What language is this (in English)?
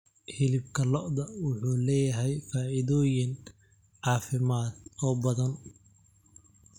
Somali